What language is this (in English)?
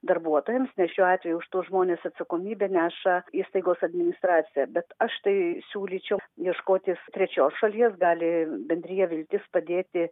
Lithuanian